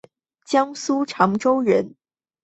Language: Chinese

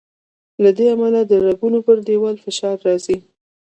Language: Pashto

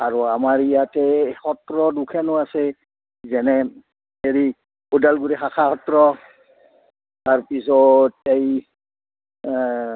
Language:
Assamese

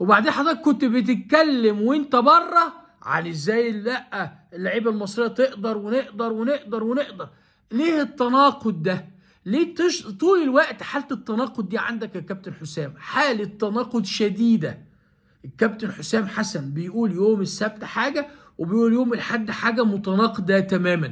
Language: Arabic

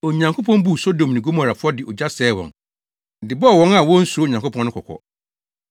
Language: Akan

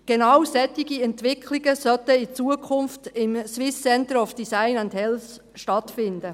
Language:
Swiss German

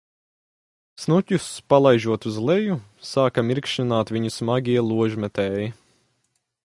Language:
Latvian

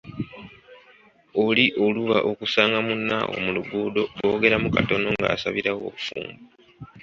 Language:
Ganda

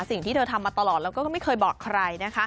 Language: Thai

